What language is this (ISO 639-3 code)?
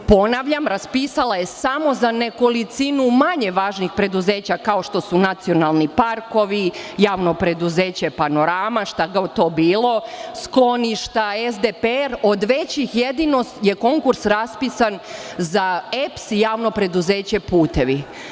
srp